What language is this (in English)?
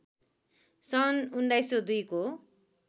Nepali